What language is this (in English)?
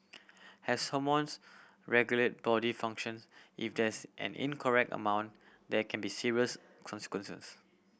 English